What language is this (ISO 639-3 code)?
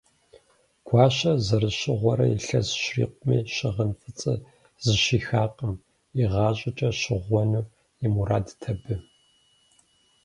kbd